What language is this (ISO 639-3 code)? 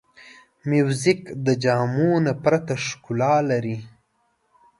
pus